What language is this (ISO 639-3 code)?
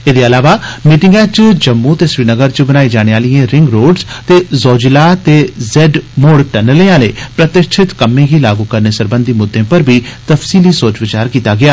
doi